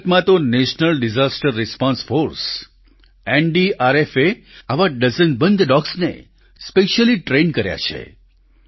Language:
Gujarati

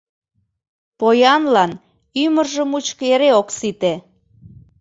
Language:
Mari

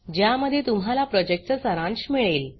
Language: Marathi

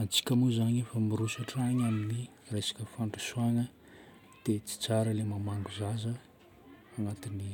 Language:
Northern Betsimisaraka Malagasy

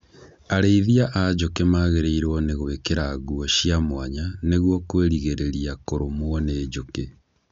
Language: Kikuyu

